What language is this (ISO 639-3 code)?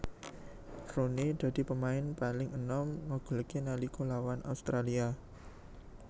jav